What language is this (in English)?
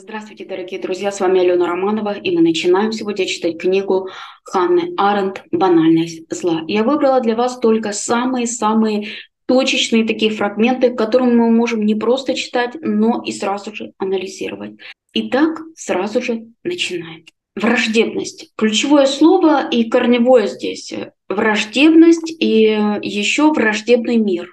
Russian